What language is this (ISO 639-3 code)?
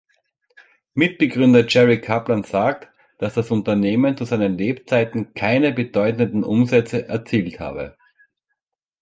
deu